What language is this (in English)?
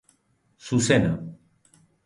Basque